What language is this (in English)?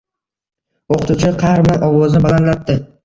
Uzbek